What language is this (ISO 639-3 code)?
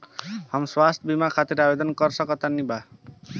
bho